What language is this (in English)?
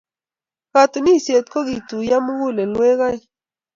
Kalenjin